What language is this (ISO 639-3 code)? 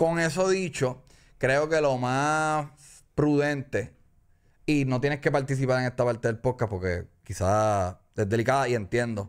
spa